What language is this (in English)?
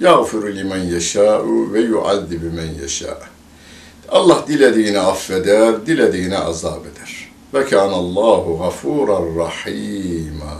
Turkish